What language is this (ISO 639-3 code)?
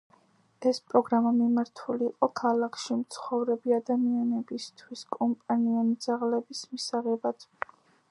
kat